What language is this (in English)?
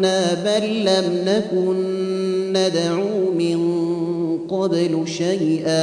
Arabic